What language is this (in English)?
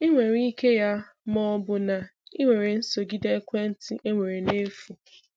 Igbo